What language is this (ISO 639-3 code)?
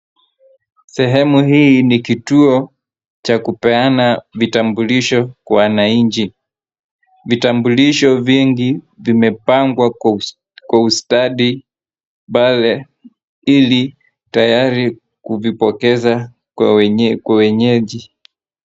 swa